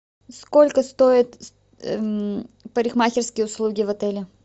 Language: Russian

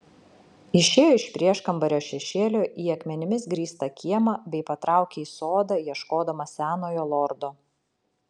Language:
Lithuanian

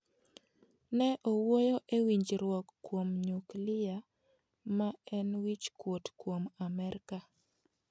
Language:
Luo (Kenya and Tanzania)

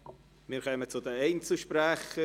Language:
Swiss German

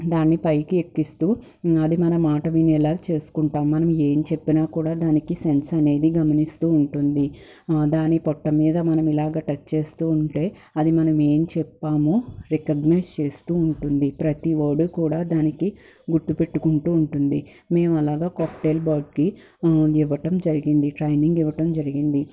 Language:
Telugu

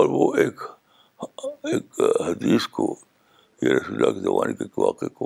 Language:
Urdu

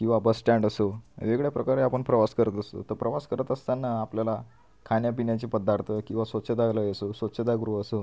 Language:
Marathi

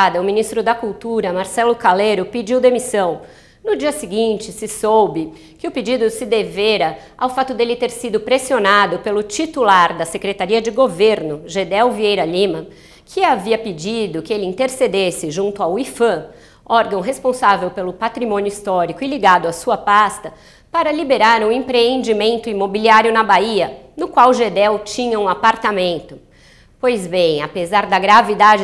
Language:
Portuguese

